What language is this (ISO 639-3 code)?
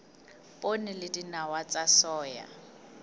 sot